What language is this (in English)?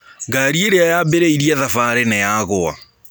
Kikuyu